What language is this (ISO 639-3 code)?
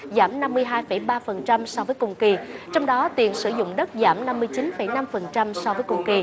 vie